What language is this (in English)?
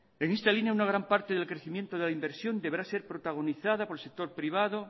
Spanish